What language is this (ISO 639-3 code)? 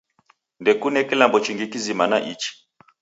dav